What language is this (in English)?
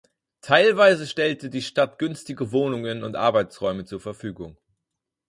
German